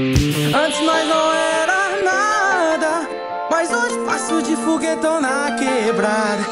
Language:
Romanian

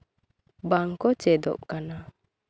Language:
Santali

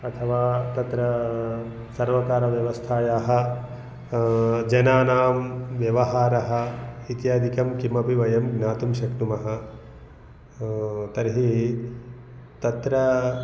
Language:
Sanskrit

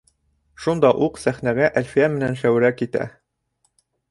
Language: Bashkir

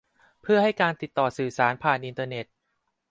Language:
Thai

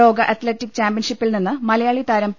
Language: Malayalam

